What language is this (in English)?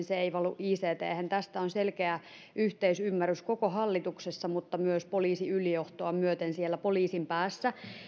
Finnish